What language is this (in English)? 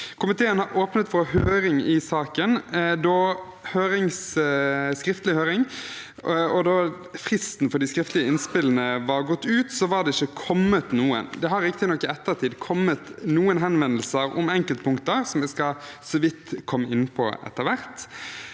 Norwegian